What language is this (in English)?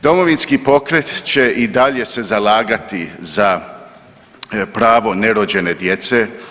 Croatian